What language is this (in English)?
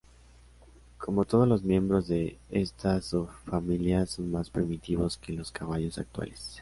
Spanish